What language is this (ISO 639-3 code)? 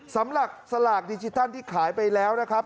tha